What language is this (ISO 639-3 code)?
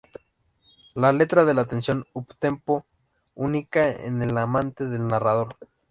spa